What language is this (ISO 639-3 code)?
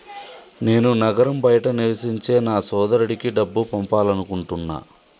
tel